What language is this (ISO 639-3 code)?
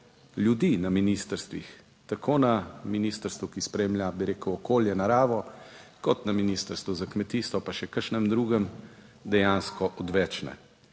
slv